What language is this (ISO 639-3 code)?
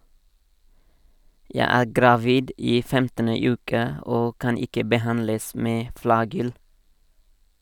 nor